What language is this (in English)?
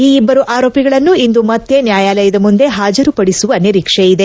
Kannada